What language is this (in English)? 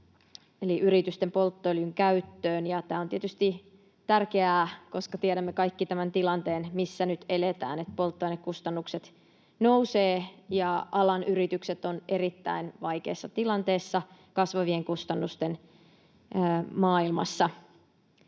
Finnish